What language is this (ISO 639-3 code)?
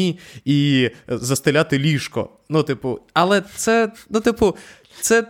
ukr